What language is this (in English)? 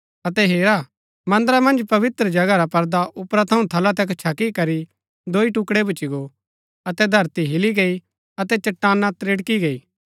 Gaddi